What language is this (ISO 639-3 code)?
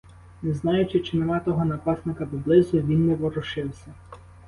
ukr